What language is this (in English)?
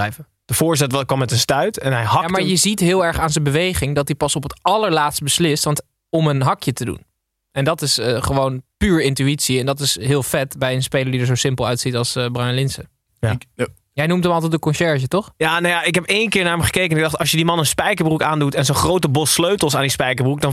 Dutch